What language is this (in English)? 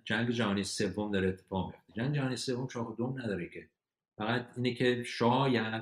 Persian